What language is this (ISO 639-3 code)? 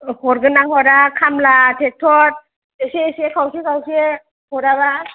brx